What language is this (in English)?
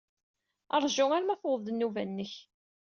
Kabyle